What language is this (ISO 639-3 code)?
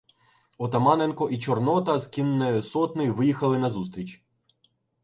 ukr